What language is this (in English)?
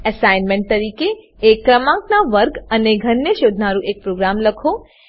Gujarati